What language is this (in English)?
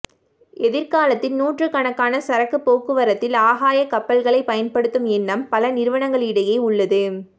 Tamil